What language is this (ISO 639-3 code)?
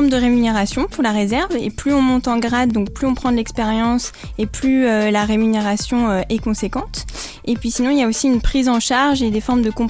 fra